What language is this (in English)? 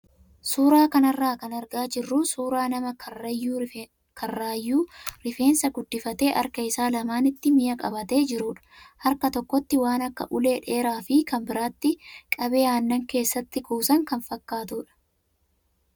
Oromo